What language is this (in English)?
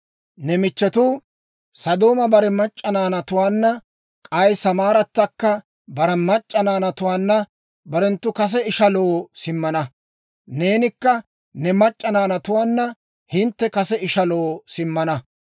Dawro